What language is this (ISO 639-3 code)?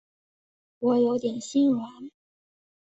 zho